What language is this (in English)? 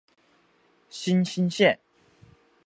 Chinese